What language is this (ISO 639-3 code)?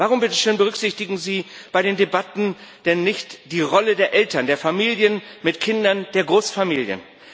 deu